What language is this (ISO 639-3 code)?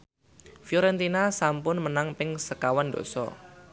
jav